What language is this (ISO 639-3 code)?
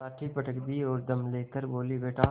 hin